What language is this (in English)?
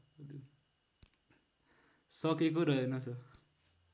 Nepali